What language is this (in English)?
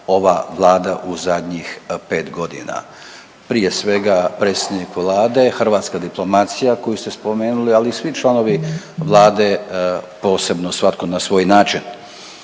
Croatian